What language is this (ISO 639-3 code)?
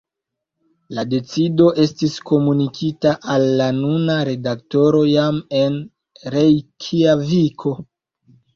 epo